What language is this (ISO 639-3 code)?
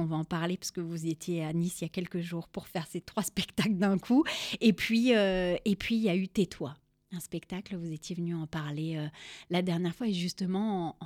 fra